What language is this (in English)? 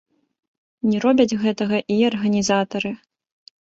Belarusian